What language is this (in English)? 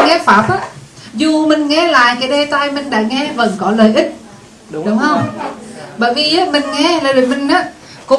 Vietnamese